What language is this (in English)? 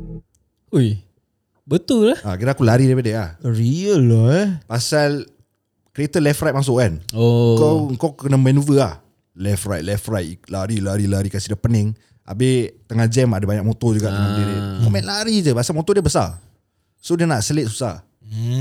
Malay